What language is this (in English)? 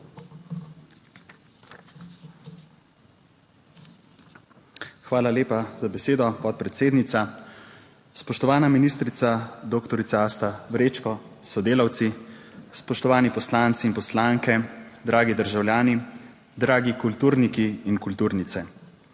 Slovenian